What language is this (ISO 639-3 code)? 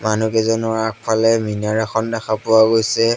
asm